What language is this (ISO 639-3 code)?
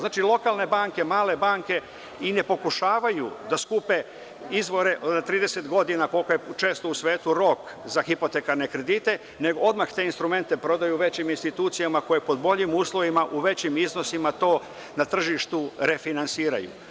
srp